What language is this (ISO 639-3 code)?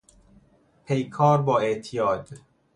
fas